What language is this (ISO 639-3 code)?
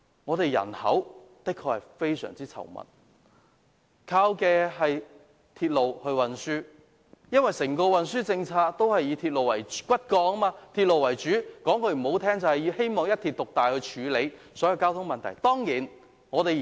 yue